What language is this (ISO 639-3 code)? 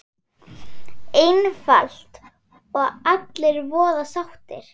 isl